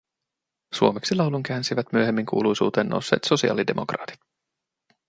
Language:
Finnish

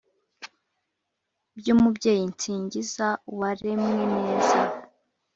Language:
Kinyarwanda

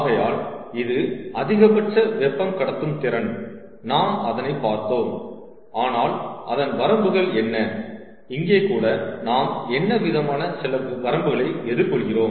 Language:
Tamil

